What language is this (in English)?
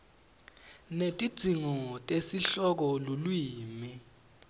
Swati